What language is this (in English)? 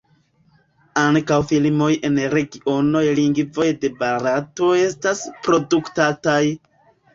Esperanto